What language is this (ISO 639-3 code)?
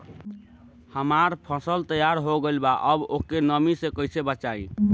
bho